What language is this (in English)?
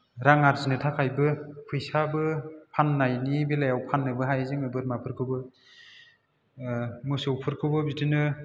Bodo